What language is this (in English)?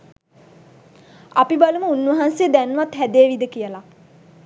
Sinhala